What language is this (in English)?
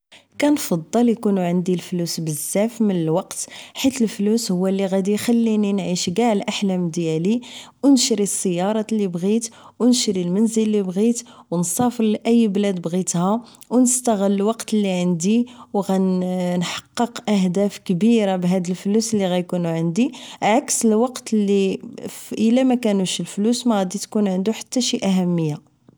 Moroccan Arabic